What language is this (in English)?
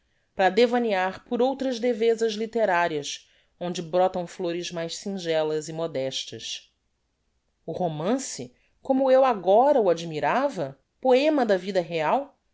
Portuguese